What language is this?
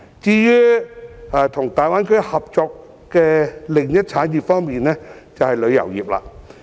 Cantonese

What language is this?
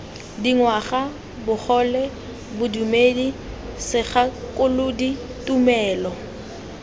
Tswana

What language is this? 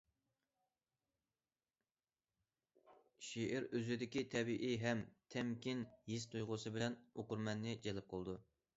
Uyghur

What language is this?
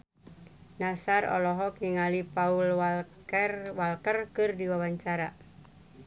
Sundanese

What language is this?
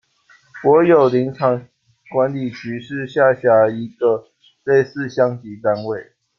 Chinese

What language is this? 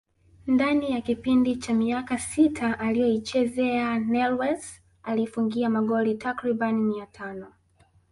Swahili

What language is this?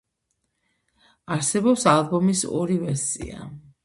Georgian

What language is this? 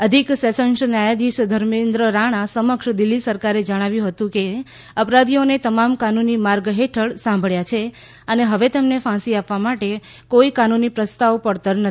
Gujarati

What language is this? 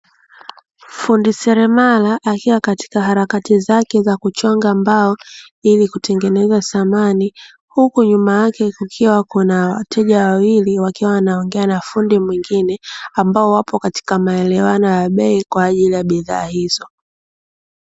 Swahili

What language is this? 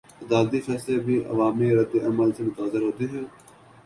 Urdu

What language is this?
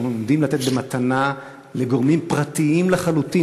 Hebrew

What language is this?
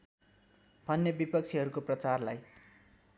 Nepali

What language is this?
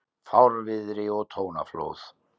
Icelandic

